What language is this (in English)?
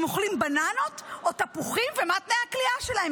Hebrew